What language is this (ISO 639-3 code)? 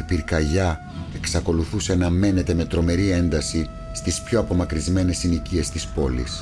ell